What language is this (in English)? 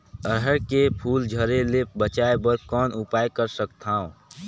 Chhattisgarhi